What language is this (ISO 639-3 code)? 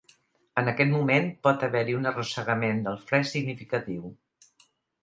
cat